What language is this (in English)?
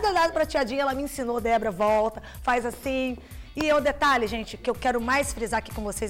Portuguese